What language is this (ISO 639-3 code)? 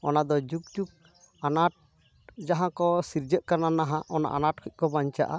sat